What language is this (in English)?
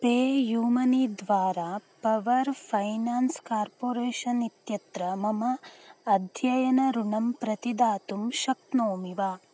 Sanskrit